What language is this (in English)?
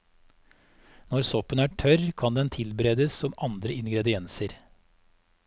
Norwegian